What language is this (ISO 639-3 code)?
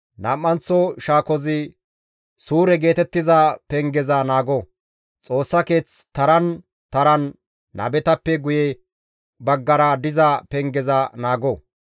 gmv